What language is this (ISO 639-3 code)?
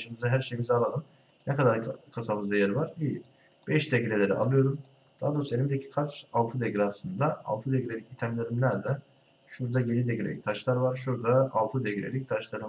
tur